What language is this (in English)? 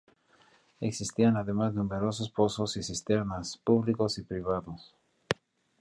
Spanish